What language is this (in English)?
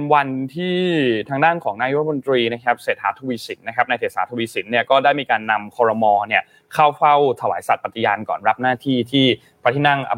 Thai